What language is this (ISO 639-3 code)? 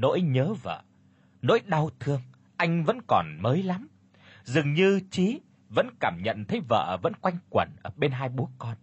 vie